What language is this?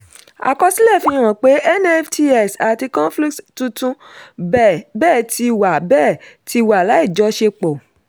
Yoruba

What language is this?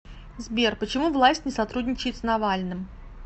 Russian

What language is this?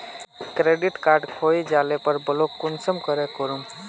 Magahi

